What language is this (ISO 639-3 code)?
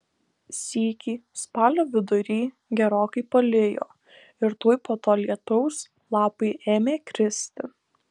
lit